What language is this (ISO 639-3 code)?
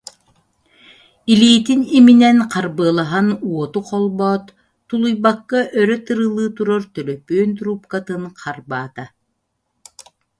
sah